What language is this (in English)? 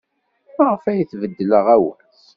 Kabyle